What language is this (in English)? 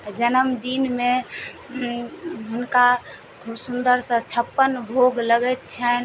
Maithili